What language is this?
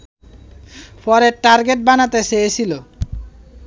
Bangla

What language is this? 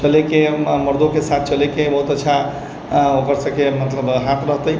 Maithili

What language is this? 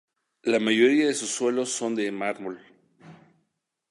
Spanish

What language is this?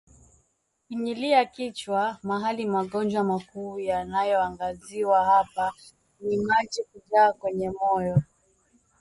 Swahili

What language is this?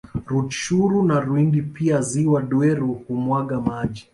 Swahili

